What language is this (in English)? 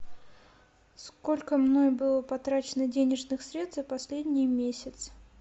Russian